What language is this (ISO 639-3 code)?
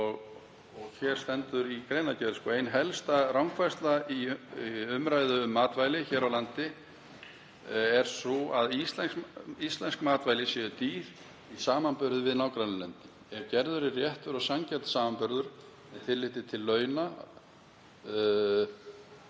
isl